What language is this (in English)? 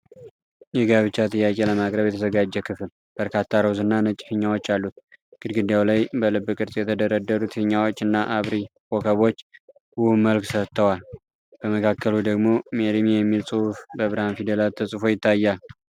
Amharic